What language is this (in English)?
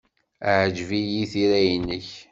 Kabyle